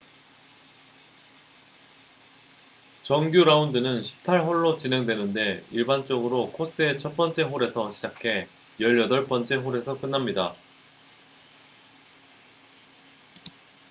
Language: Korean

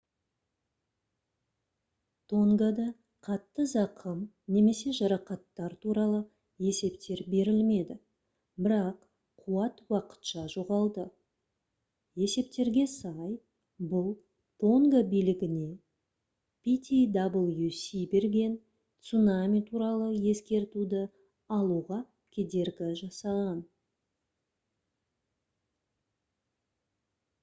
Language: Kazakh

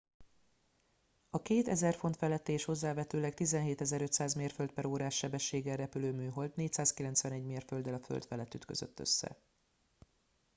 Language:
Hungarian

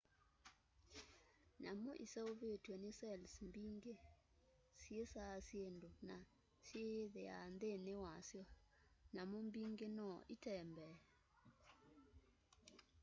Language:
Kamba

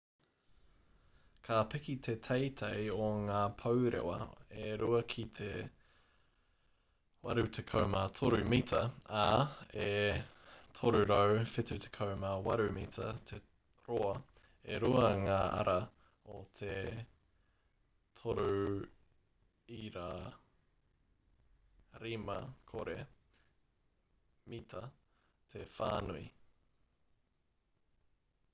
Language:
Māori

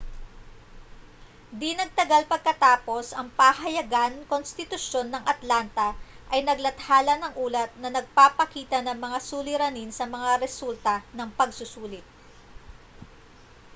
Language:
Filipino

